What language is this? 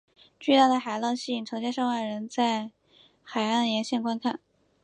Chinese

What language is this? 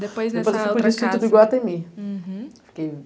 Portuguese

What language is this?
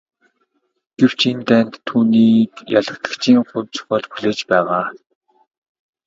Mongolian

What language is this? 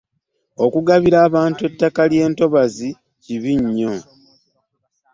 Ganda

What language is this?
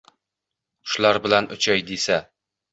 Uzbek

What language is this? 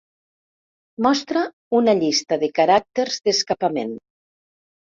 Catalan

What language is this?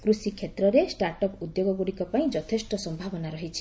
Odia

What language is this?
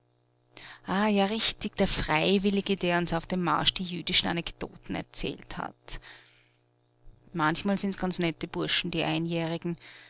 German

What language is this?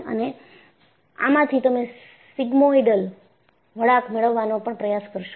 Gujarati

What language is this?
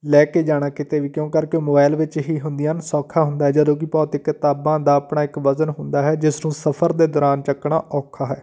Punjabi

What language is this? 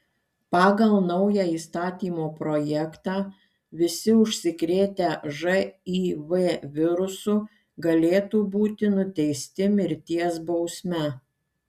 Lithuanian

